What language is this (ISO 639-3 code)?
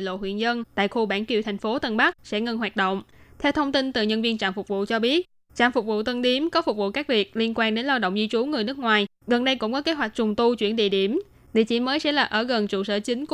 vie